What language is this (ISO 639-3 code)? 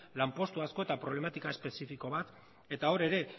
eus